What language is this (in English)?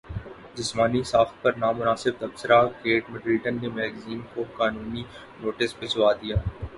Urdu